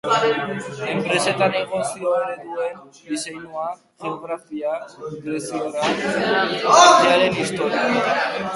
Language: Basque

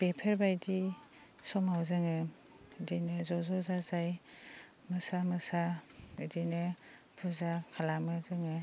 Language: Bodo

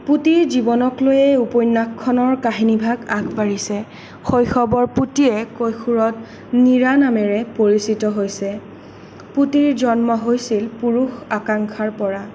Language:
Assamese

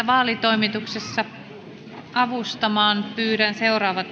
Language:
Finnish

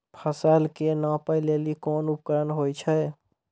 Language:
Maithili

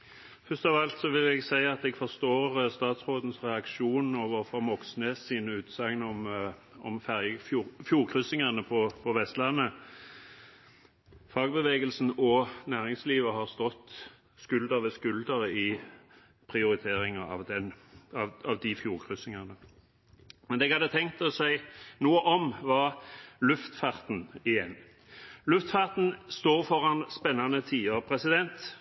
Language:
Norwegian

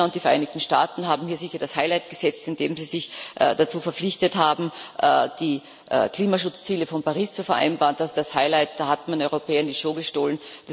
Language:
German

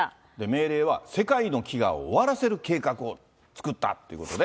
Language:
Japanese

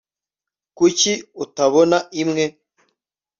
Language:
Kinyarwanda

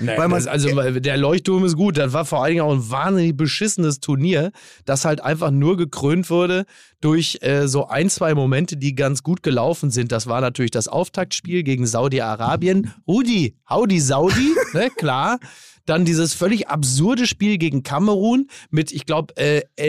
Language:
German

